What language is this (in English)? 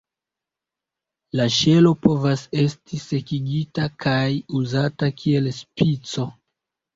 Esperanto